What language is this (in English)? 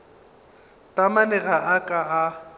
Northern Sotho